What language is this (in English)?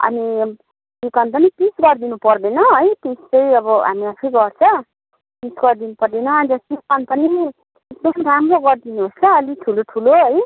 Nepali